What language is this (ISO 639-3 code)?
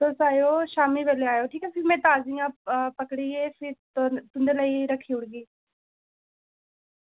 doi